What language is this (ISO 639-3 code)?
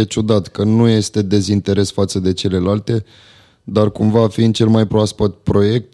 ron